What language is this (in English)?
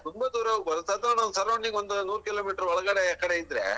Kannada